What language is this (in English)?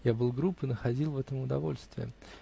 Russian